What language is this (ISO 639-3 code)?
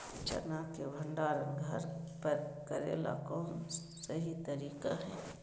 mag